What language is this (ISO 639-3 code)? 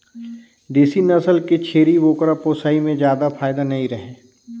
hne